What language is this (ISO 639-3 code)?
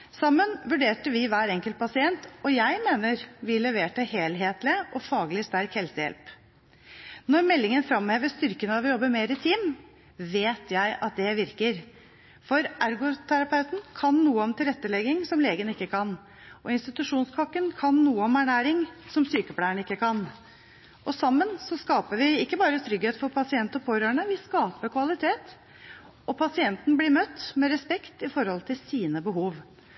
nob